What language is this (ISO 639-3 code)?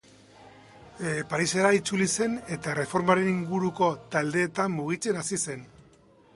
eus